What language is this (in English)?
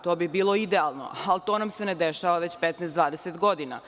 Serbian